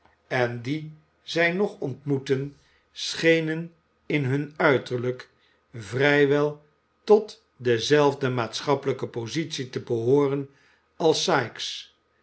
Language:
Dutch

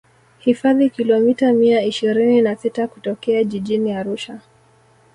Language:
Swahili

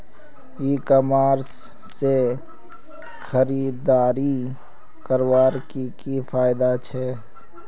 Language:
Magahi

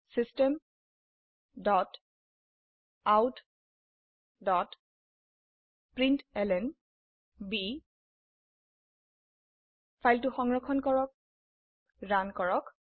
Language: Assamese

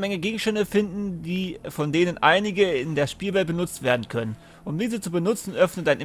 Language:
German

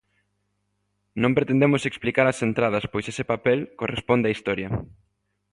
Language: Galician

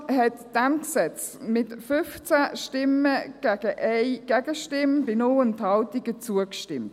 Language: Swiss German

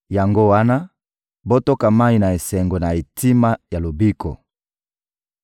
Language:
Lingala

